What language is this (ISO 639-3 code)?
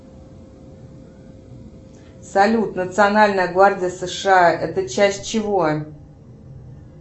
rus